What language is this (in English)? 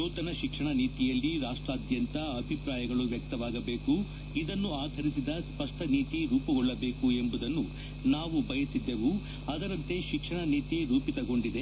Kannada